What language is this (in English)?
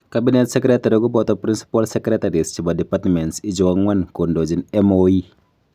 Kalenjin